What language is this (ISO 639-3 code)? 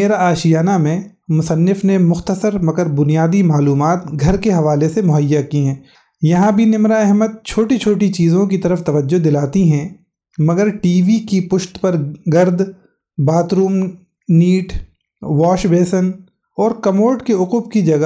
urd